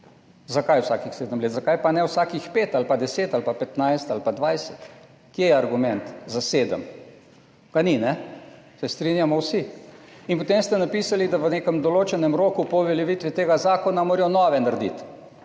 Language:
Slovenian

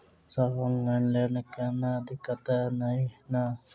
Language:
Maithili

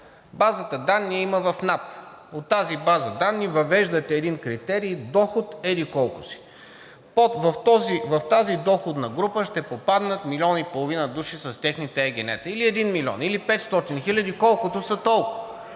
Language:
Bulgarian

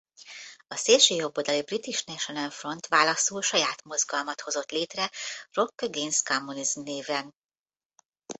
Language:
Hungarian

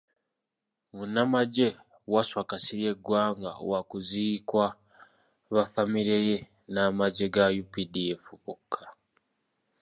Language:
Ganda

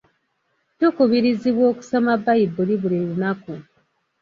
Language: Ganda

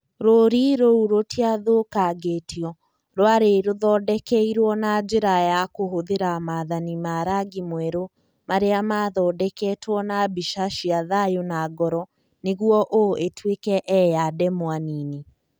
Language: Kikuyu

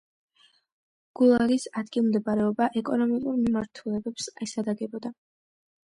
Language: Georgian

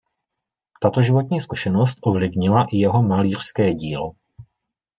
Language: Czech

